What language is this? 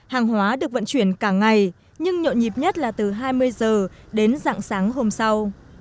Vietnamese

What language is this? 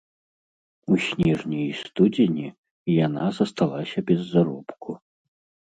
Belarusian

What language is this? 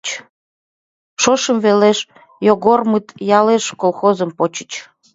Mari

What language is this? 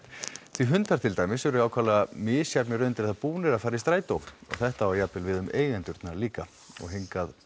Icelandic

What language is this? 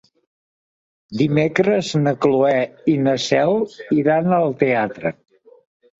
Catalan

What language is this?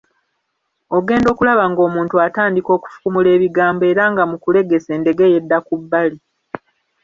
Ganda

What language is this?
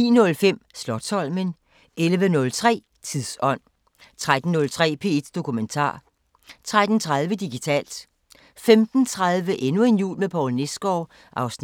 Danish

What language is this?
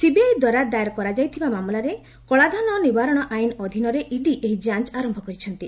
Odia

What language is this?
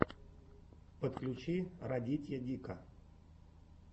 Russian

